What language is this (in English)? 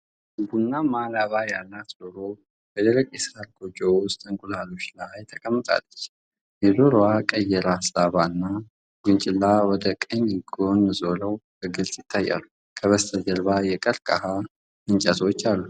Amharic